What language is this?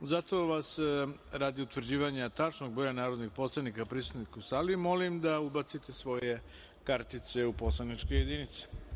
Serbian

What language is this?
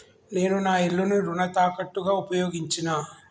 Telugu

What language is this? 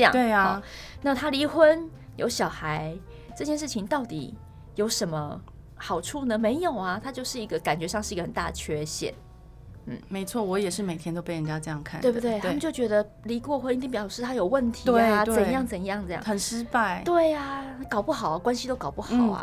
Chinese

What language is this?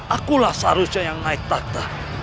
Indonesian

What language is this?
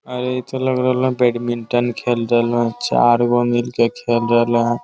Magahi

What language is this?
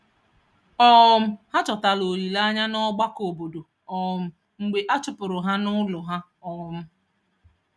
Igbo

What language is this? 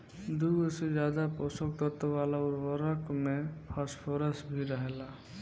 Bhojpuri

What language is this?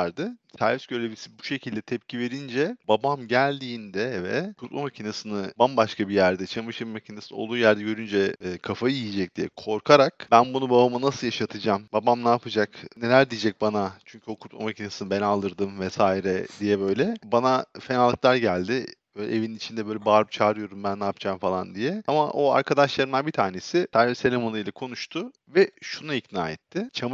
Turkish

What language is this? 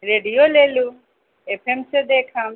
Maithili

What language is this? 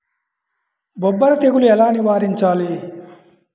Telugu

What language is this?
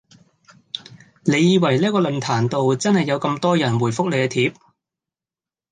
Cantonese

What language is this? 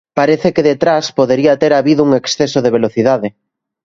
Galician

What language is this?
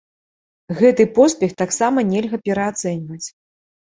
Belarusian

